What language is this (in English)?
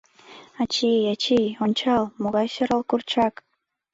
Mari